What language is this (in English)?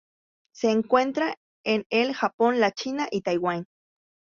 Spanish